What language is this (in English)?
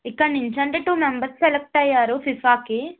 Telugu